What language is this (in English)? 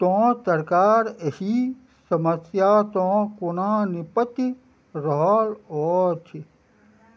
Maithili